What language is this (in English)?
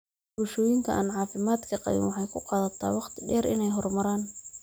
Somali